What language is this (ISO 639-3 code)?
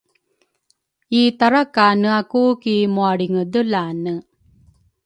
dru